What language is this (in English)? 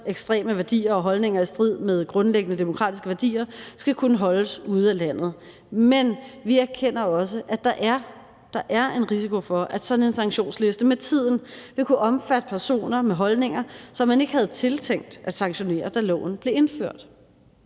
Danish